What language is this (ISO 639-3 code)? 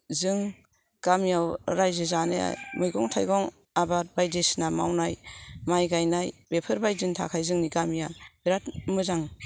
brx